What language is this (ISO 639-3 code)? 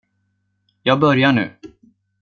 swe